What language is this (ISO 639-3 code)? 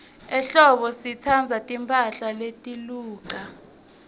ssw